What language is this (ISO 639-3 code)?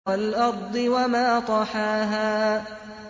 ara